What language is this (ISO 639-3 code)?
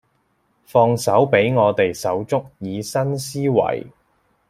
yue